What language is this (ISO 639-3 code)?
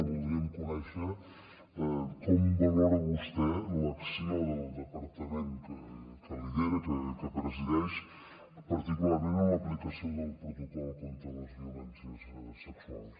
cat